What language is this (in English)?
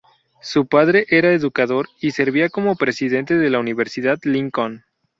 Spanish